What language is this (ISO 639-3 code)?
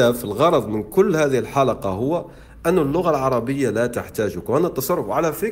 ara